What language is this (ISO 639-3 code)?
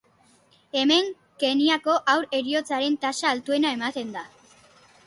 eus